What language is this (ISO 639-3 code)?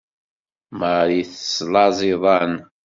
kab